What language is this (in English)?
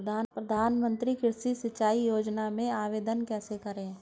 Hindi